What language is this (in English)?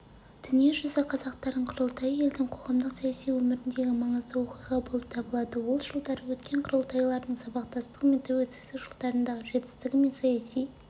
Kazakh